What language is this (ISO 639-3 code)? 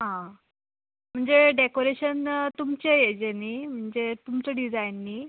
kok